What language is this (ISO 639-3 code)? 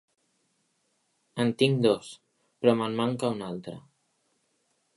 cat